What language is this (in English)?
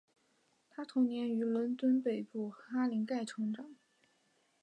Chinese